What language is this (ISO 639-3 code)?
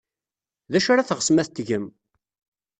kab